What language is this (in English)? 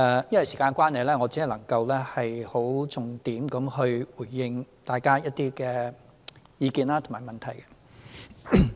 Cantonese